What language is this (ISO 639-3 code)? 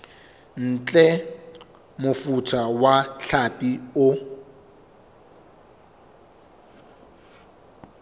sot